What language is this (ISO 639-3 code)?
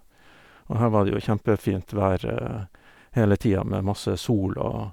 nor